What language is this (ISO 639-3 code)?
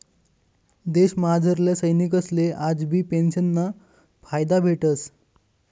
mar